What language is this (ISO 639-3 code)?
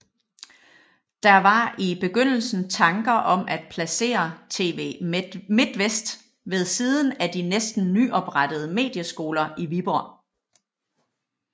dan